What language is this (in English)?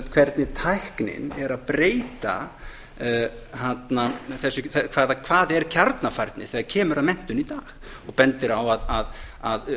Icelandic